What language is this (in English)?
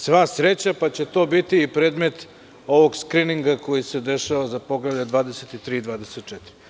Serbian